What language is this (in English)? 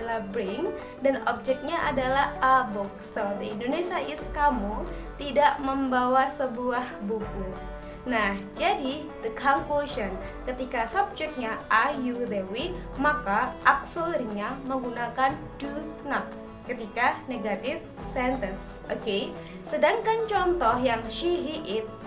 Indonesian